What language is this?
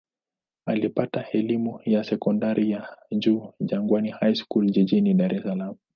Swahili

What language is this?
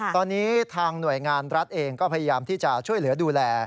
Thai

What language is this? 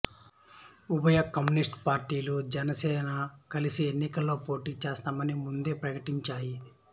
Telugu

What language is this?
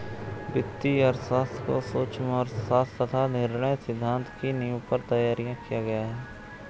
Hindi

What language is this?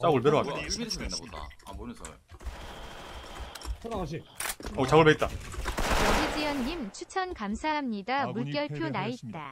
Korean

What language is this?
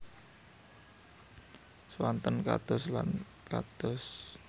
Javanese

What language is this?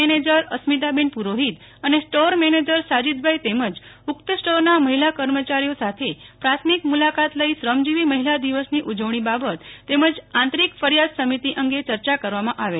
Gujarati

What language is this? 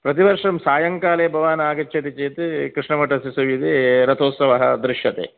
Sanskrit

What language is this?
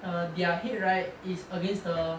English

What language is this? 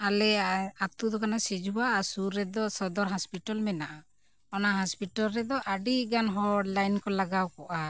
Santali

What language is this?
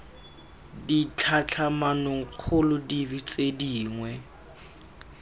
Tswana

